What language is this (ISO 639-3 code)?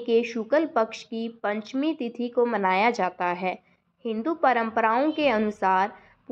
hin